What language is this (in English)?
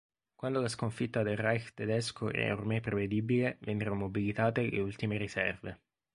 Italian